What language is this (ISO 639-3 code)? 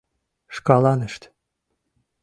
chm